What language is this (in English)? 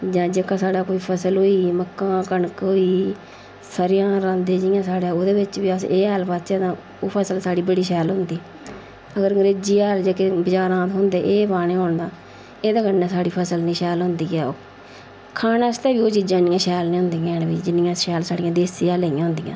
Dogri